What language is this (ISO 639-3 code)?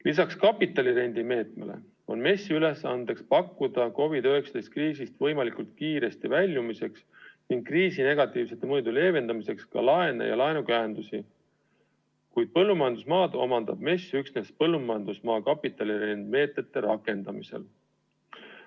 est